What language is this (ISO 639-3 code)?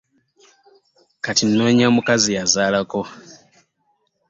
lug